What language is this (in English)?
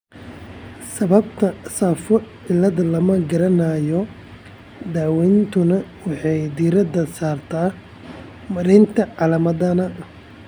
Somali